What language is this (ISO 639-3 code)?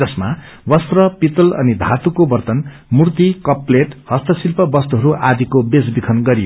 nep